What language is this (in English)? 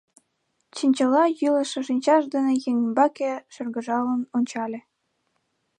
Mari